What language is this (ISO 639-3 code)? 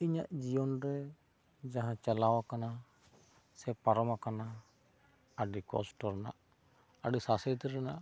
sat